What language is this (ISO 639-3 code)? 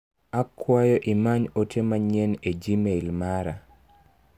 luo